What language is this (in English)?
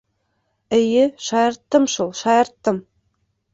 Bashkir